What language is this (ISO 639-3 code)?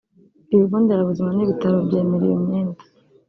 kin